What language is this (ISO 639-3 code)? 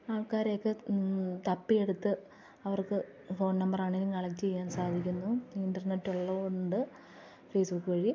mal